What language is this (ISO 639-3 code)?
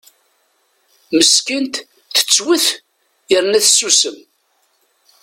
kab